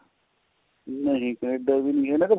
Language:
Punjabi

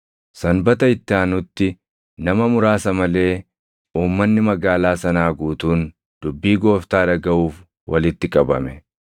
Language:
Oromo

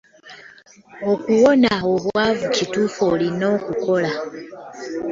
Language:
Ganda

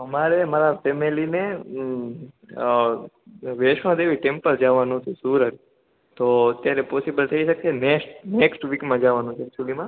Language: Gujarati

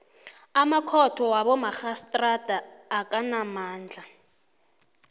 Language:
South Ndebele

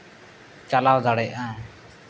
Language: Santali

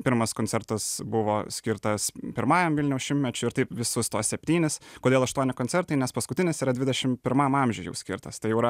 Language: Lithuanian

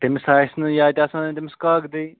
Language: Kashmiri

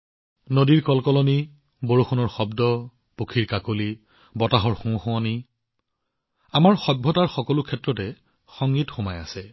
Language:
Assamese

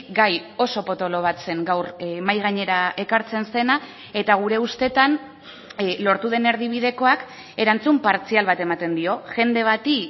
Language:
Basque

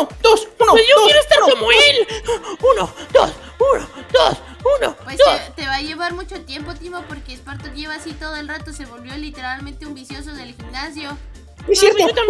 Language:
Spanish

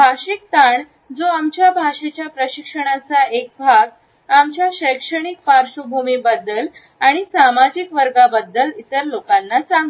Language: Marathi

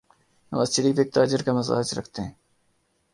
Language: Urdu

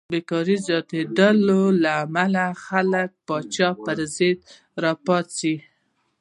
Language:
Pashto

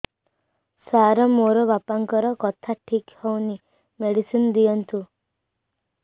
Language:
Odia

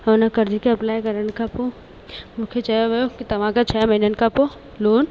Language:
Sindhi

